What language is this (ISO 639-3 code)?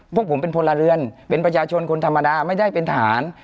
tha